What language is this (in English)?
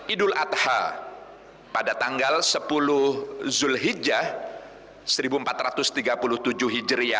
Indonesian